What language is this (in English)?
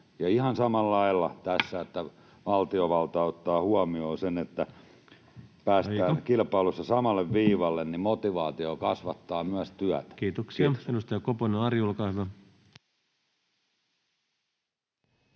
Finnish